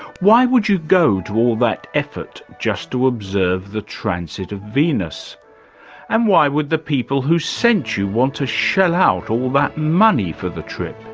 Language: English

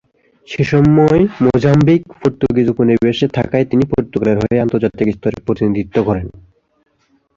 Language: Bangla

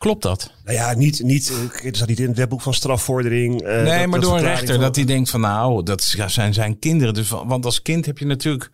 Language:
Dutch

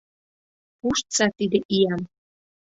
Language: Mari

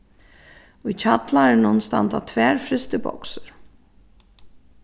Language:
Faroese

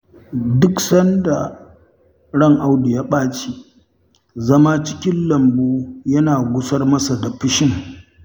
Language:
Hausa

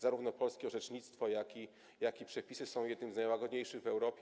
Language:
Polish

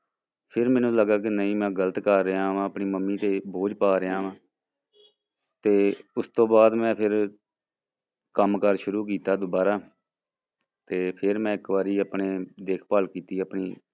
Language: Punjabi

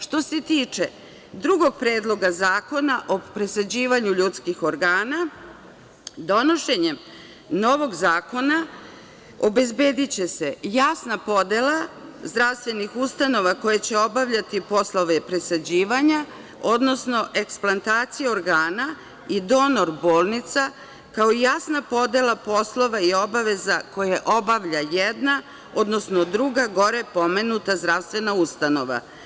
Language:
Serbian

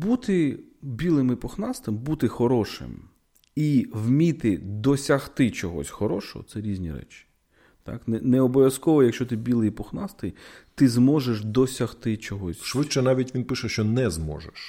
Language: Ukrainian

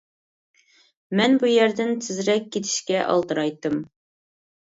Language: Uyghur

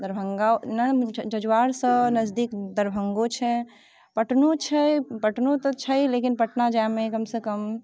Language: Maithili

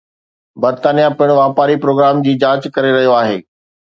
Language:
Sindhi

